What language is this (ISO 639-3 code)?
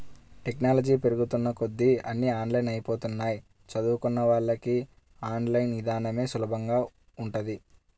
tel